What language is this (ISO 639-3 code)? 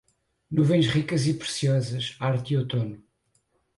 por